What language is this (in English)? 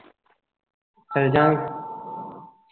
Punjabi